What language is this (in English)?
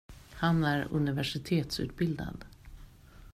Swedish